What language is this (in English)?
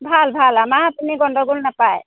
Assamese